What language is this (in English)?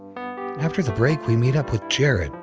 English